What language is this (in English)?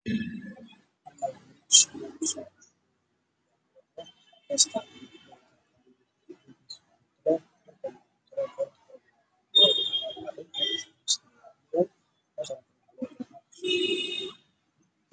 Somali